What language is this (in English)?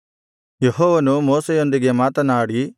Kannada